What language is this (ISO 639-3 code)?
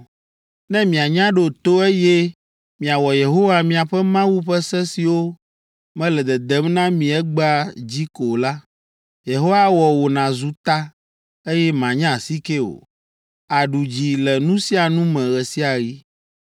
ewe